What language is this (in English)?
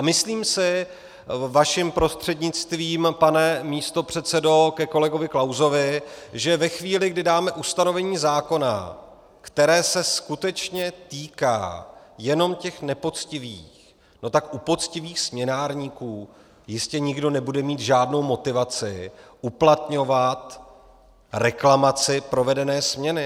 Czech